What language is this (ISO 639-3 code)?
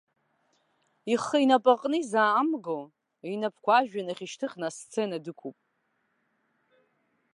abk